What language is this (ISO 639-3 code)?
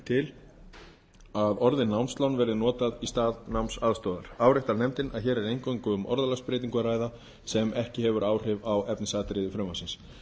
isl